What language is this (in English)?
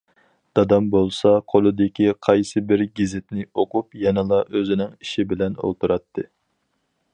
Uyghur